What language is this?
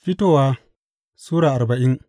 Hausa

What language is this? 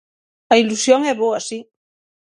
Galician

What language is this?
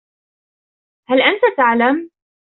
Arabic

